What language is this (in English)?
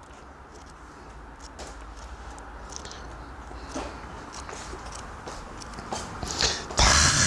Korean